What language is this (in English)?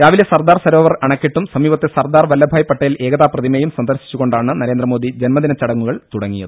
Malayalam